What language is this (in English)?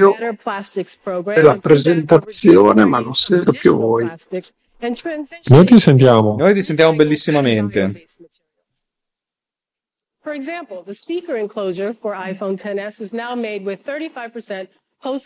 Italian